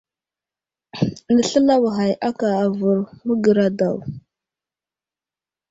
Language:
Wuzlam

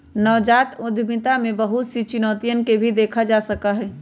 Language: Magahi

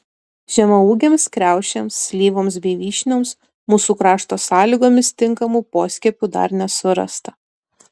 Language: Lithuanian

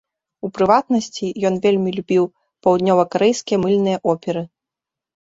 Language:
Belarusian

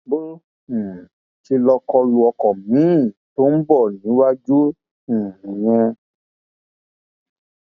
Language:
Yoruba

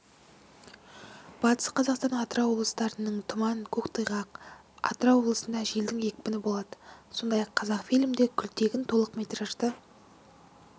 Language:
Kazakh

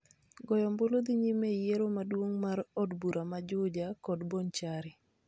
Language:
Luo (Kenya and Tanzania)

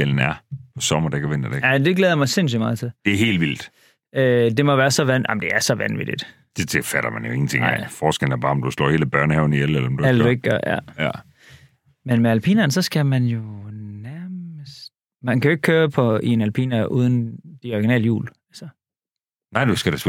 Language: Danish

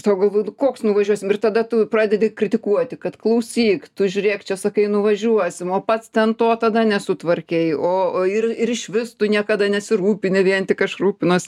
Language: Lithuanian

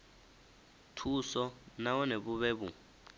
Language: Venda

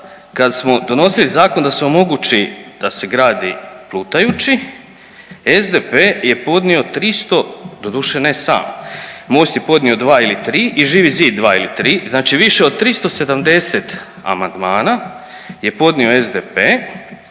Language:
Croatian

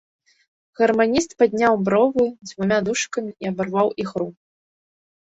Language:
Belarusian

